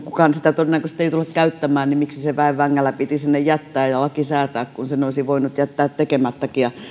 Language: Finnish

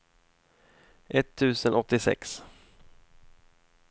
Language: Swedish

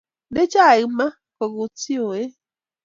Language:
Kalenjin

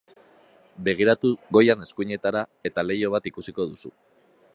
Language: Basque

